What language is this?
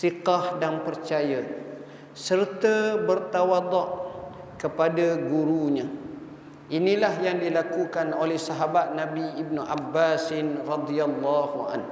Malay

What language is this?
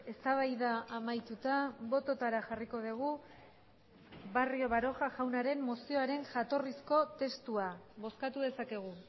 Basque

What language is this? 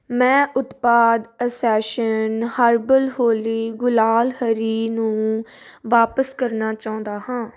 Punjabi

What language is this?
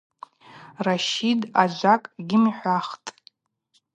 Abaza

